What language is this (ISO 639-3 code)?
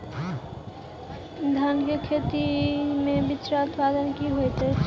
mai